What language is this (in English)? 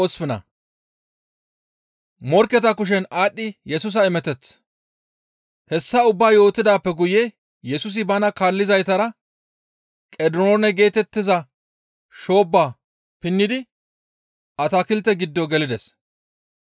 Gamo